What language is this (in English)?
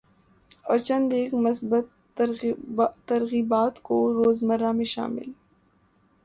Urdu